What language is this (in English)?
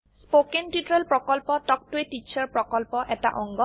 Assamese